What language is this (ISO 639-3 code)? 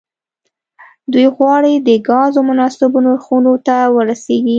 pus